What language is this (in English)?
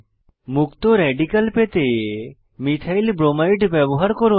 Bangla